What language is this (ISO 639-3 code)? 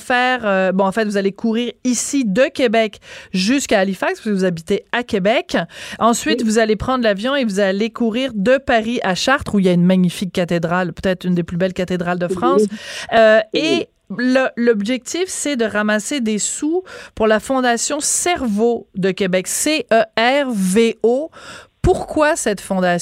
fra